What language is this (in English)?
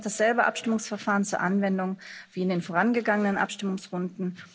German